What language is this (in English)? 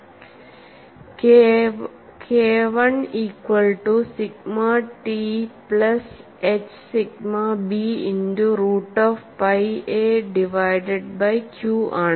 Malayalam